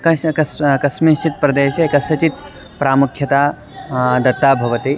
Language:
Sanskrit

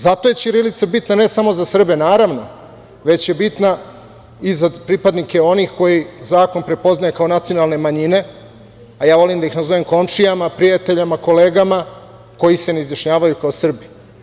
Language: Serbian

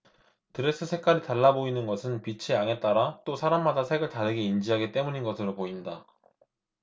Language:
Korean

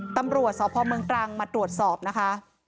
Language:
Thai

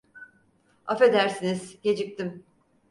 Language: Turkish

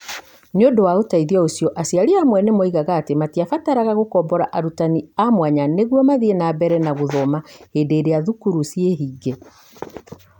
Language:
Kikuyu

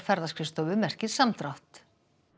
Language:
Icelandic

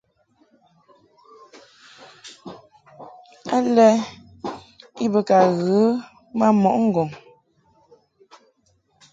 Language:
Mungaka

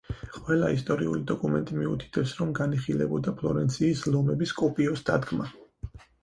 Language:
Georgian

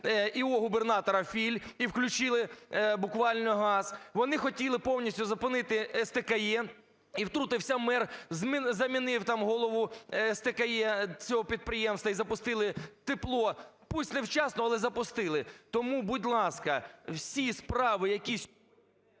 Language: Ukrainian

